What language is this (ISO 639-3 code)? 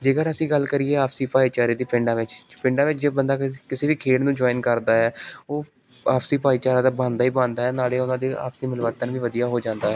pan